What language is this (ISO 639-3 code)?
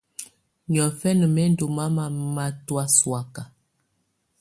tvu